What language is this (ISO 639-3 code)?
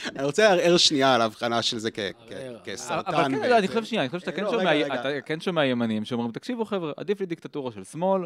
heb